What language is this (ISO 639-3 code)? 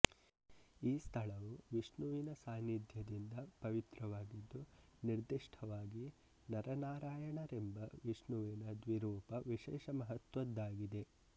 kan